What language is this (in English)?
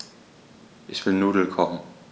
German